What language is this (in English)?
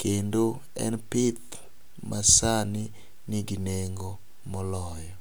Luo (Kenya and Tanzania)